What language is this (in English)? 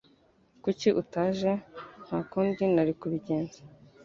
Kinyarwanda